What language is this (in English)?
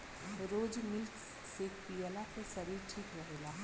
Bhojpuri